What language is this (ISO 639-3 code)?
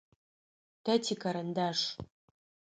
ady